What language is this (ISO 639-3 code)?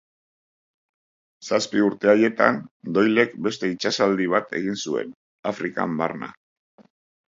eus